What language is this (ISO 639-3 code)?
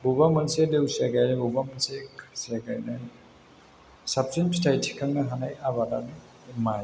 brx